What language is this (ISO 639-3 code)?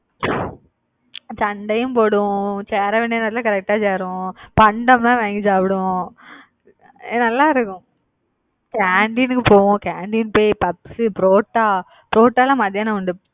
tam